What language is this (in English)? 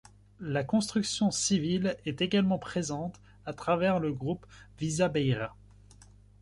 French